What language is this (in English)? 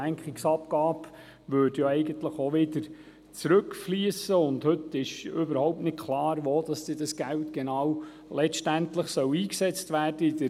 Swiss German